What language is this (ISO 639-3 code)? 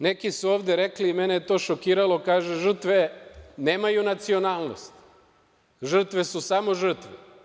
srp